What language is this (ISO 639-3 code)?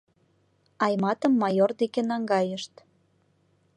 chm